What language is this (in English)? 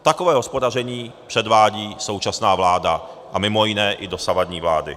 Czech